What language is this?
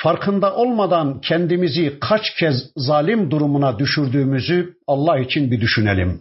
Turkish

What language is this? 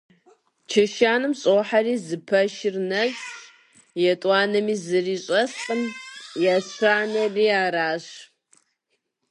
Kabardian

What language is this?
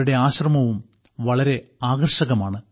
Malayalam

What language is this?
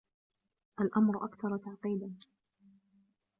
Arabic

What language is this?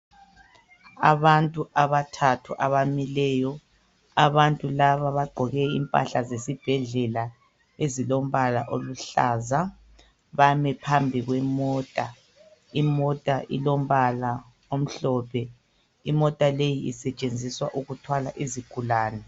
North Ndebele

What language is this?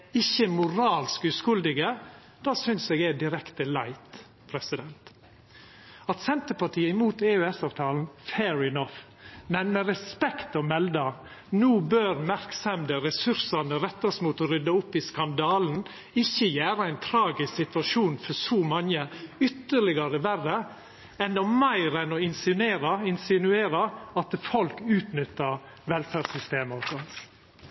Norwegian Nynorsk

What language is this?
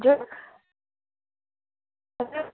Nepali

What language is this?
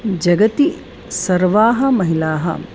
Sanskrit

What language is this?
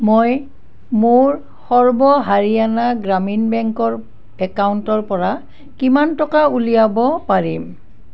Assamese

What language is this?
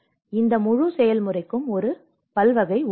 Tamil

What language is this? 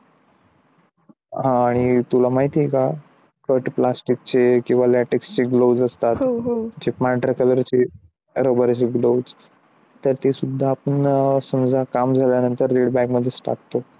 Marathi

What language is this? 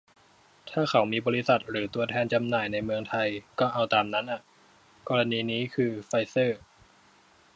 Thai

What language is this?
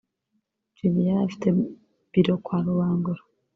Kinyarwanda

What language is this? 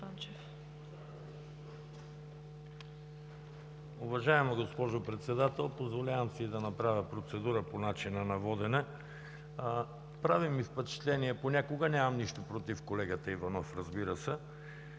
Bulgarian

